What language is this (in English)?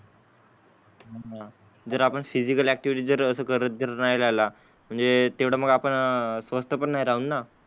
Marathi